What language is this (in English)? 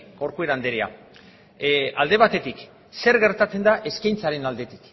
Basque